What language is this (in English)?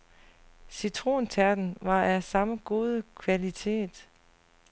Danish